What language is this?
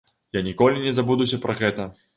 Belarusian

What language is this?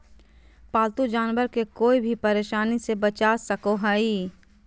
Magahi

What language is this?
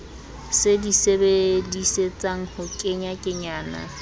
Southern Sotho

